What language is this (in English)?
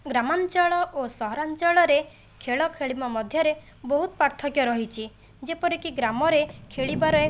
Odia